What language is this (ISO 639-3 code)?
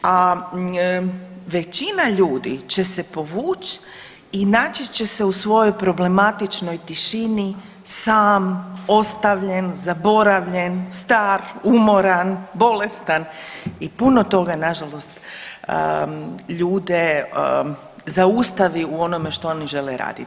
hrv